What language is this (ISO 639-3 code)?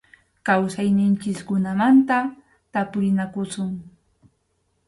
qxu